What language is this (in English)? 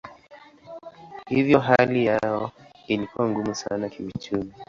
Swahili